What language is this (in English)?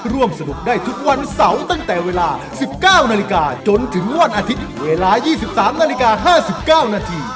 Thai